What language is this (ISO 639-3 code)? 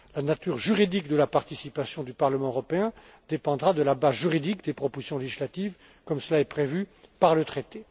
fra